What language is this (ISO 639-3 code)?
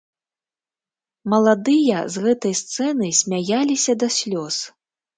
bel